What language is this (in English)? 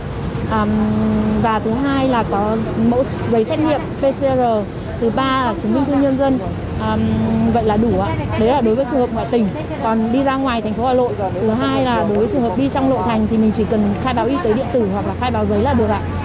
Vietnamese